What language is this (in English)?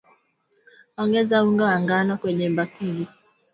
Swahili